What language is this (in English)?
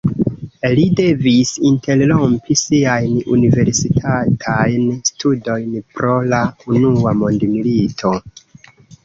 Esperanto